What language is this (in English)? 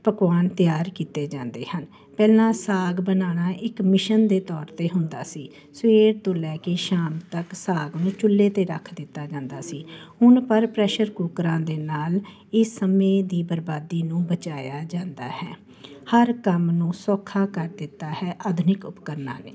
Punjabi